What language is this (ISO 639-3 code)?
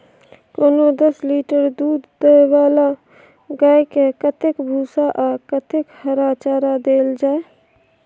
mai